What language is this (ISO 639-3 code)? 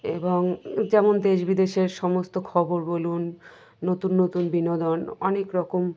ben